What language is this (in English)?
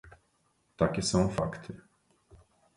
Polish